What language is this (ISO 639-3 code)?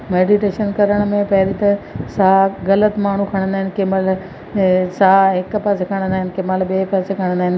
snd